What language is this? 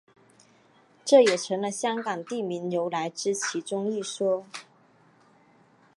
Chinese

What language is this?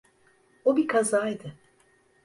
Turkish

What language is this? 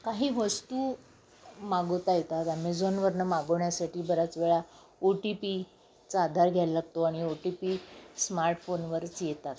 Marathi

